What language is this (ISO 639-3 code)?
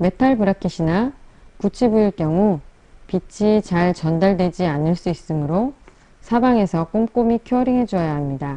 kor